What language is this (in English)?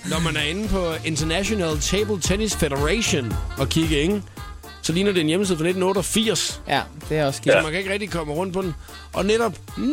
Danish